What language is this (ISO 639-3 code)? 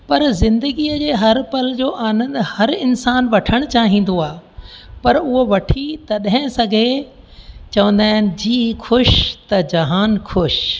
snd